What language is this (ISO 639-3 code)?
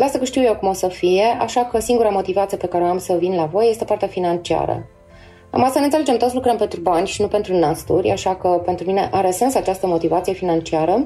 ron